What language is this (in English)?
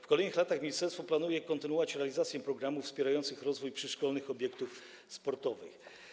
Polish